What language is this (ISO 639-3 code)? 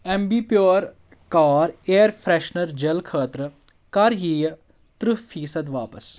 kas